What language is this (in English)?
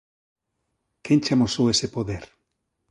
Galician